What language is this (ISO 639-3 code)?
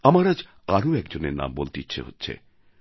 ben